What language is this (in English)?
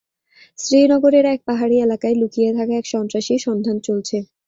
Bangla